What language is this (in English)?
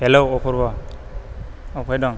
Bodo